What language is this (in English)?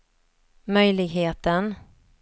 Swedish